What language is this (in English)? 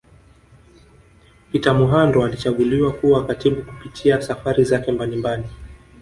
Swahili